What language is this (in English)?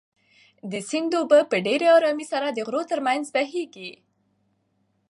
Pashto